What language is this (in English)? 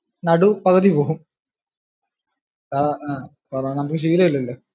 Malayalam